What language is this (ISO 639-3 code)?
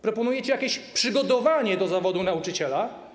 pol